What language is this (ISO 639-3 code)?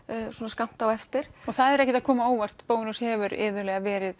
isl